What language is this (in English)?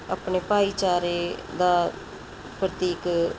Punjabi